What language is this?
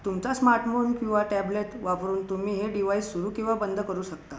Marathi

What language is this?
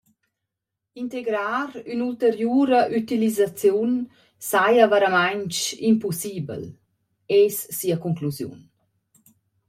Romansh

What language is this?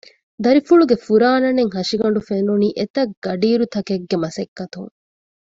Divehi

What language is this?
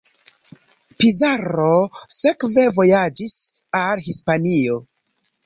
Esperanto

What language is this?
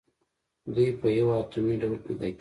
Pashto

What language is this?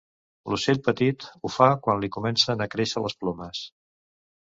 Catalan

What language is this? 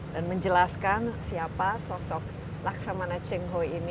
Indonesian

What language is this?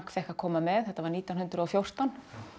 Icelandic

